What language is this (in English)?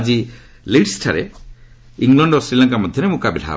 Odia